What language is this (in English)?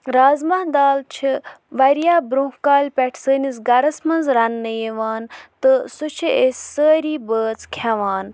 Kashmiri